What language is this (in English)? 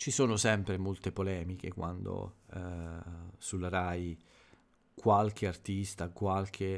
Italian